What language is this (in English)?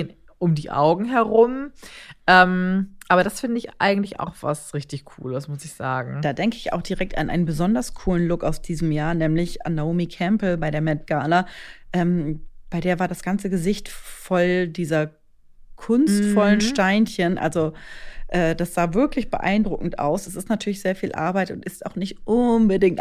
German